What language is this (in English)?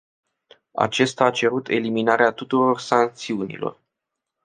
Romanian